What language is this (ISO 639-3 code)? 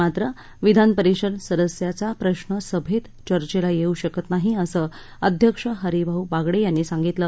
mar